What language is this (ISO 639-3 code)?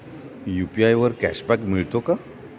mar